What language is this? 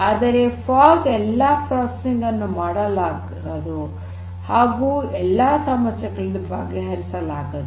Kannada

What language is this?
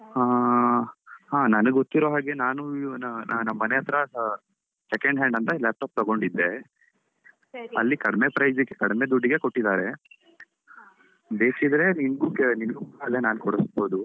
Kannada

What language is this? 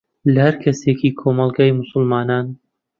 Central Kurdish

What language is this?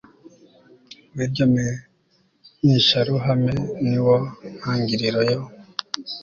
Kinyarwanda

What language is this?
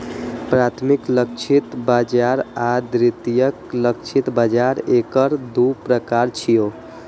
Maithili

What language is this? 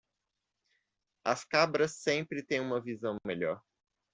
Portuguese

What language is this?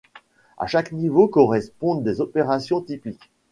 French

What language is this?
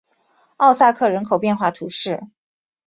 Chinese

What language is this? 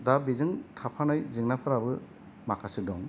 Bodo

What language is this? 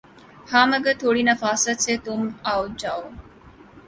Urdu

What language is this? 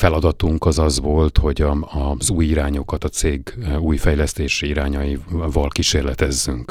Hungarian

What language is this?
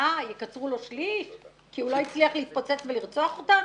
Hebrew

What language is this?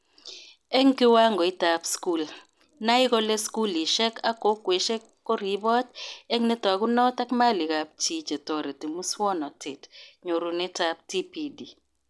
Kalenjin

